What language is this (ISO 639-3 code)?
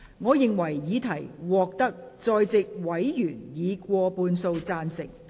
yue